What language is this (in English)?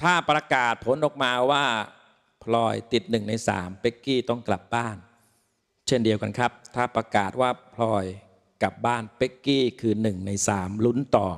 Thai